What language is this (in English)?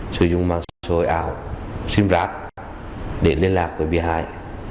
Vietnamese